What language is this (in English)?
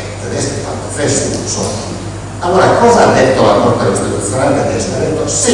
Italian